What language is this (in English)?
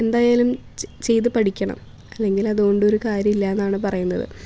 Malayalam